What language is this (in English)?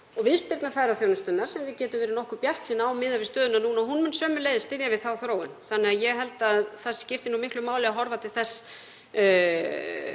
Icelandic